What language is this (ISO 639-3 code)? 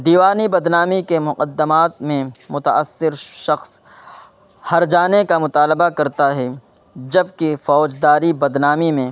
urd